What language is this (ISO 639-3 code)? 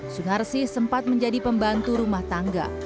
ind